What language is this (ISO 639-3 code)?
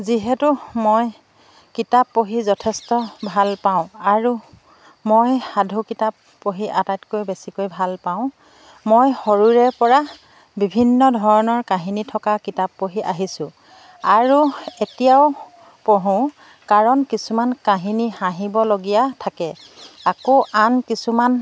asm